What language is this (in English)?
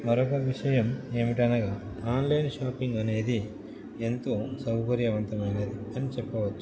Telugu